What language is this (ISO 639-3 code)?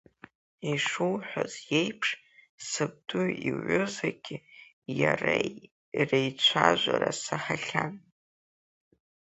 abk